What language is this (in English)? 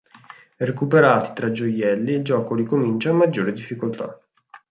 Italian